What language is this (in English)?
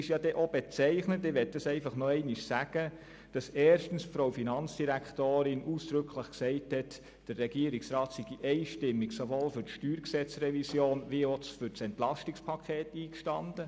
Swiss German